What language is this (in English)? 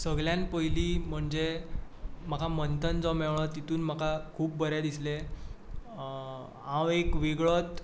Konkani